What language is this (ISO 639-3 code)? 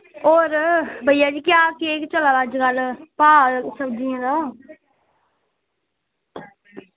doi